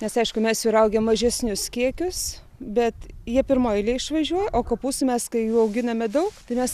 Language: Lithuanian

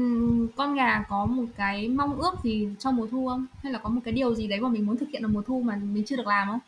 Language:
Vietnamese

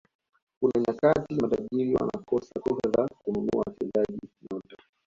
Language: Swahili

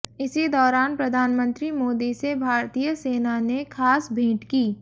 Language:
Hindi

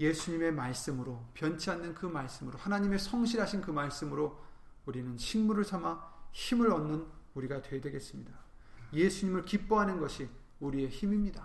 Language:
Korean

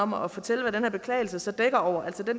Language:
Danish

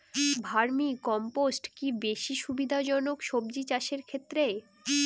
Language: Bangla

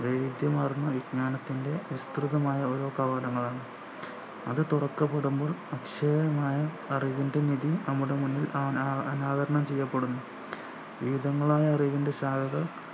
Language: Malayalam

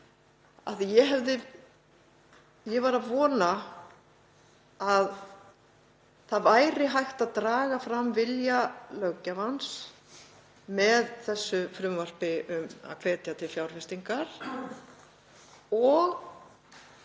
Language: Icelandic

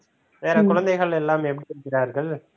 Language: Tamil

